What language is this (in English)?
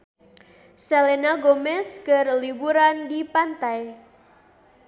Sundanese